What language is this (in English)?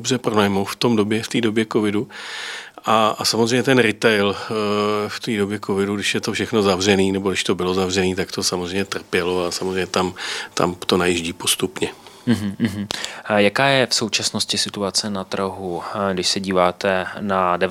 Czech